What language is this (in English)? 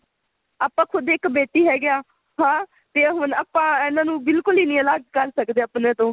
Punjabi